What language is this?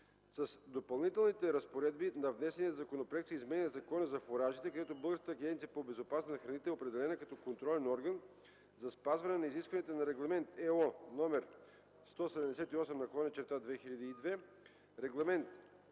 Bulgarian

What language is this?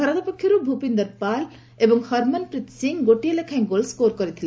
Odia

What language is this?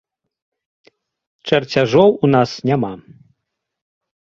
Belarusian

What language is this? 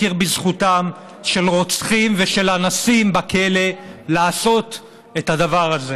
Hebrew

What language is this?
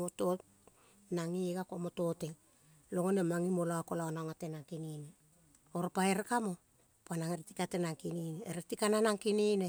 Kol (Papua New Guinea)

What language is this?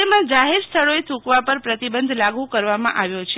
Gujarati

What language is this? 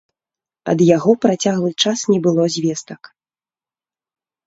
Belarusian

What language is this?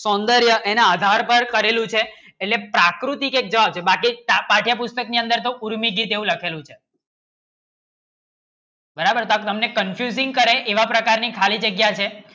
Gujarati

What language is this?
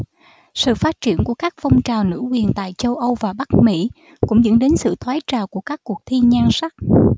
Vietnamese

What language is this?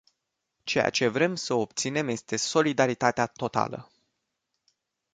Romanian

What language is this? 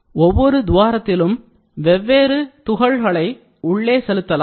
Tamil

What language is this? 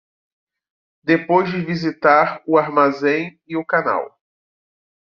Portuguese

